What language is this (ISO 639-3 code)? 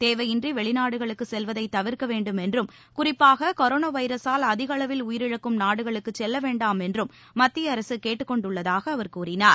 tam